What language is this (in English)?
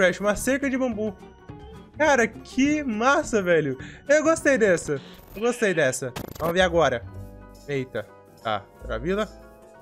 Portuguese